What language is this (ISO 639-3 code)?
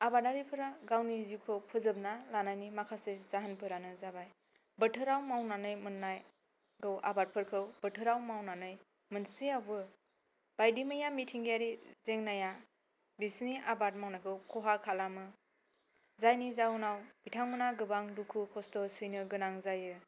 brx